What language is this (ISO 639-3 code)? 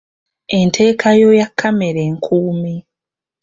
lug